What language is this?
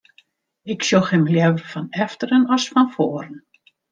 Western Frisian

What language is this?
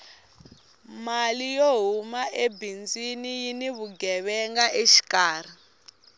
Tsonga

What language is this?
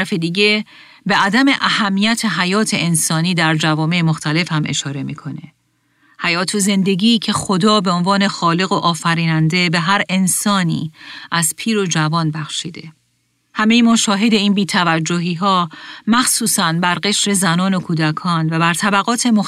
Persian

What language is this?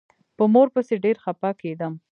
Pashto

